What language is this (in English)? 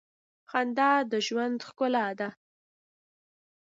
Pashto